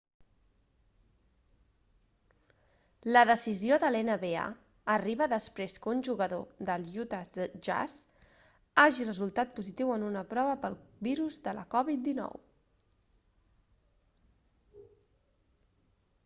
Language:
Catalan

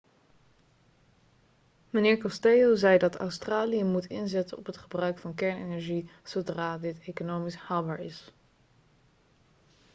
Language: Dutch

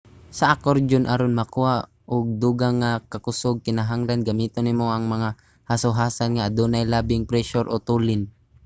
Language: Cebuano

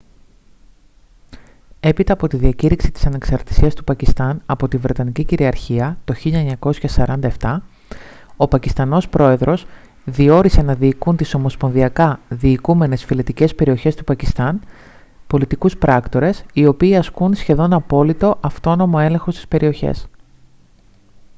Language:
Greek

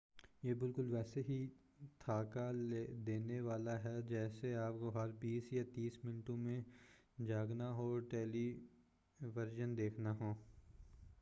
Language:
Urdu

